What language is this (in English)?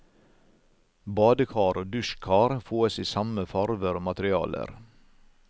Norwegian